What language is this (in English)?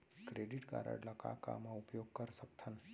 Chhattisgarhi